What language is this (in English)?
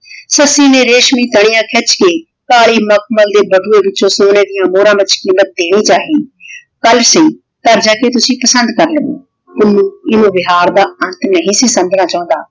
Punjabi